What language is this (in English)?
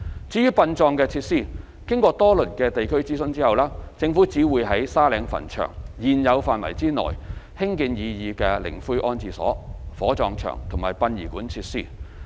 Cantonese